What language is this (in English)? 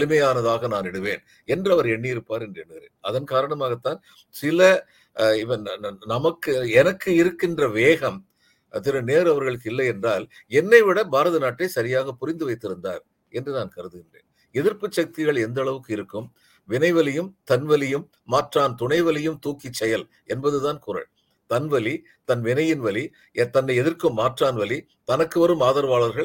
Tamil